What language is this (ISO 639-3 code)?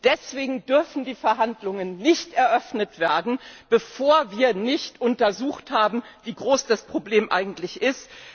deu